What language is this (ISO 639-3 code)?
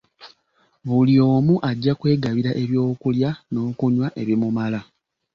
lug